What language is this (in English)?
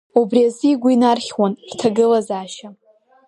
Abkhazian